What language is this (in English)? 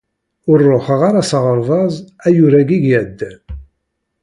Kabyle